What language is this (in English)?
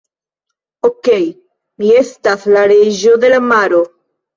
Esperanto